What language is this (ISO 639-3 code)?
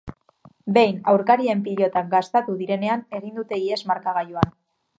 eus